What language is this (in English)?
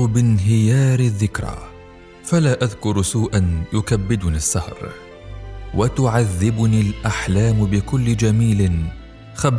Arabic